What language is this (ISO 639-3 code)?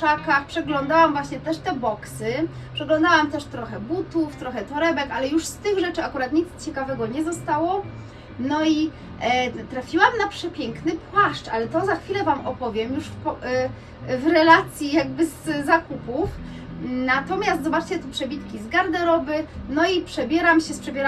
pol